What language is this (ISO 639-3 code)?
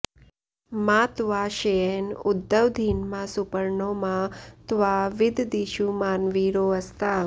san